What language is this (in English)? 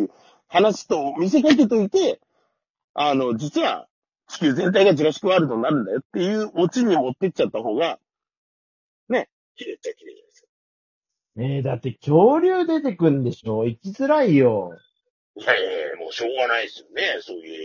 Japanese